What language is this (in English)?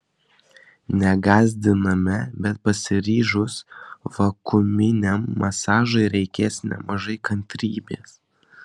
Lithuanian